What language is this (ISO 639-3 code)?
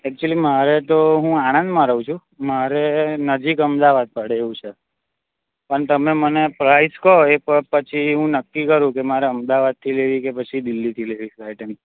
guj